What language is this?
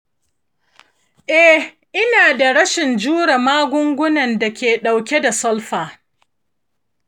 Hausa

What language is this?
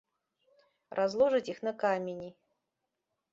Belarusian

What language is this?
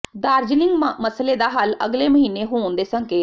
Punjabi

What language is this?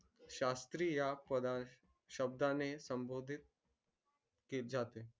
Marathi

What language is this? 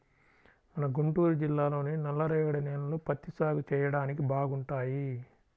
Telugu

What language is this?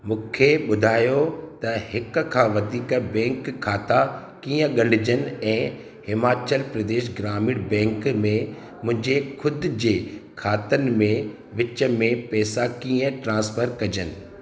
Sindhi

